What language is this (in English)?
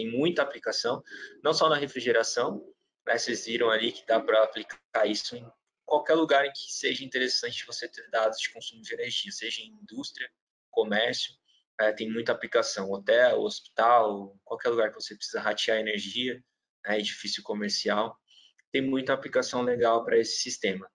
Portuguese